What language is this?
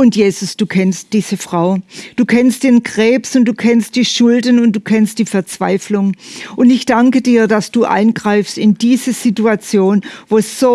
German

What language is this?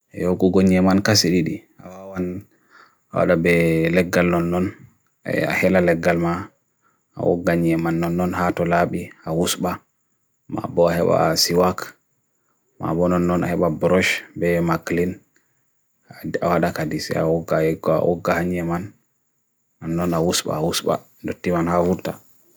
Bagirmi Fulfulde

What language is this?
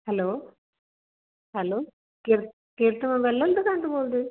Punjabi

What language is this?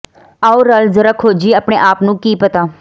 Punjabi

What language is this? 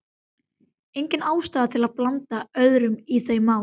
Icelandic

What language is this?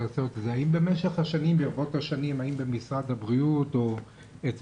Hebrew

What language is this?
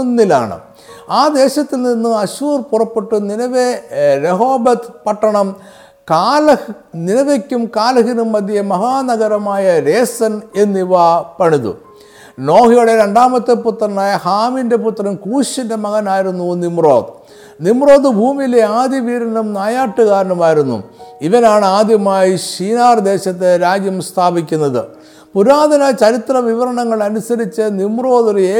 Malayalam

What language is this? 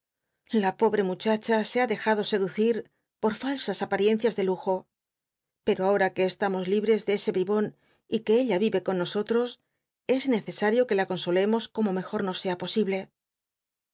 Spanish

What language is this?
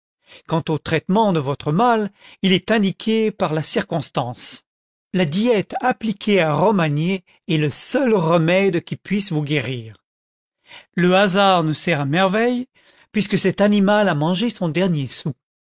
French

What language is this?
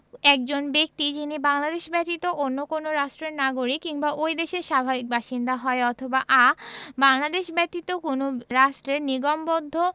Bangla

